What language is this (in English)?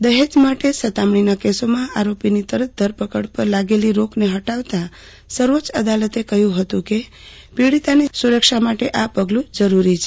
Gujarati